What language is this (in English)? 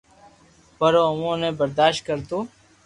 Loarki